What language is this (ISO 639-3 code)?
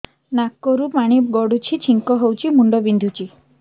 ori